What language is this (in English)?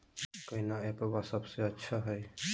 Magahi